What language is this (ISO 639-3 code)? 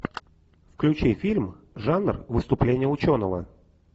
rus